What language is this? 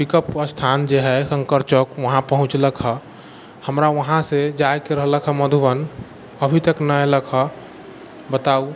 Maithili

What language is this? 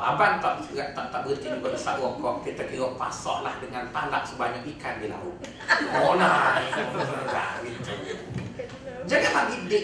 Malay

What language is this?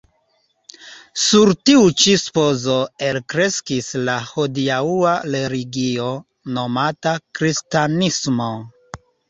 Esperanto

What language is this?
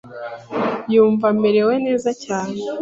Kinyarwanda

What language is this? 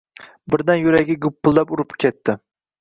Uzbek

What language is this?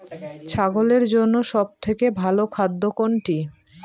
Bangla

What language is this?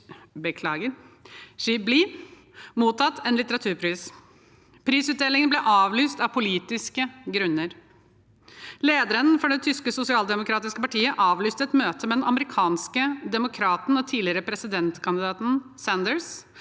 Norwegian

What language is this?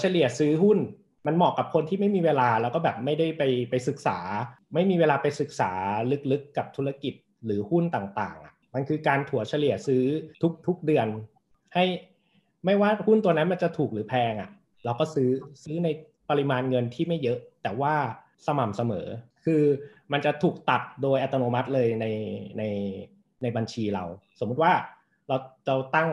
Thai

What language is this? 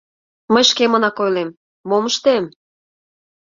Mari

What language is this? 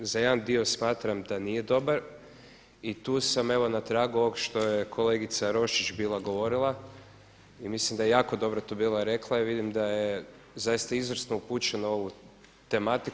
Croatian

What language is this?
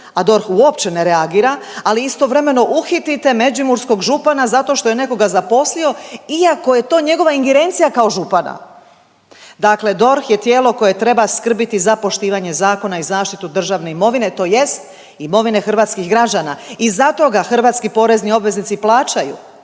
Croatian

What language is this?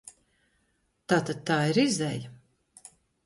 Latvian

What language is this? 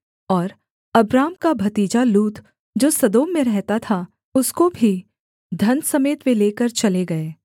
Hindi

